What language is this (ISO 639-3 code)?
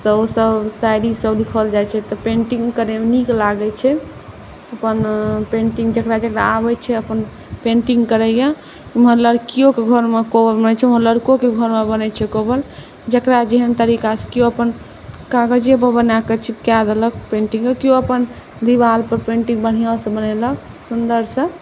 mai